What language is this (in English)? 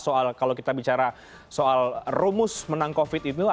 Indonesian